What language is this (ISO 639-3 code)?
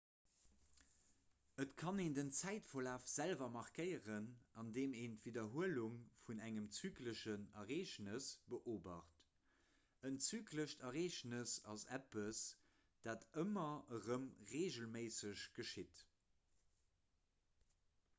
ltz